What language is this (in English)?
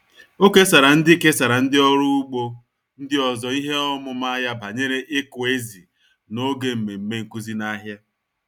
Igbo